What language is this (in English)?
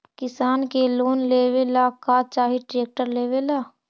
Magahi